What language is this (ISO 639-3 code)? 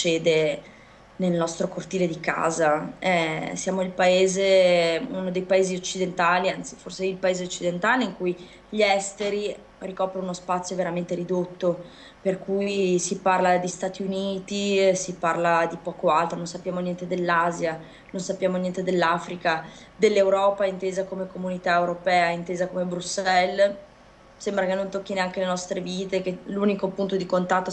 ita